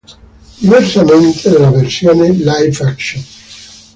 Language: Italian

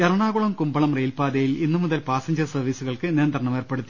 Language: Malayalam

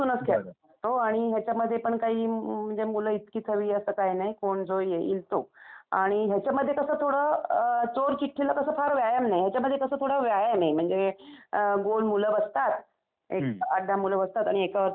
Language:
Marathi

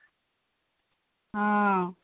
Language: Odia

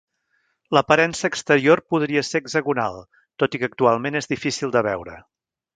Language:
Catalan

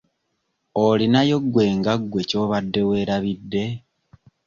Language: Ganda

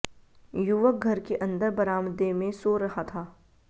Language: Hindi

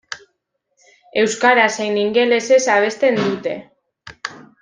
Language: Basque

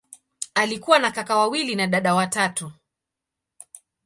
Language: Swahili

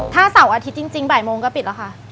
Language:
Thai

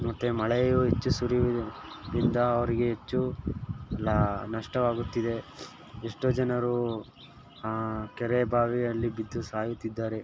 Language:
Kannada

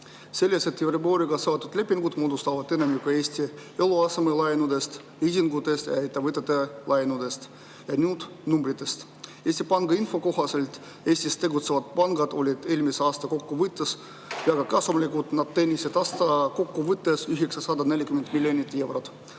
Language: Estonian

